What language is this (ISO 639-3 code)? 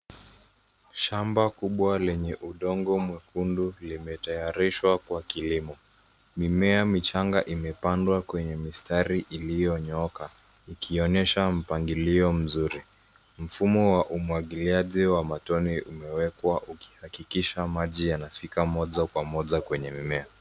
swa